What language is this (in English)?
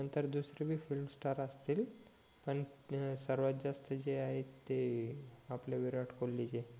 Marathi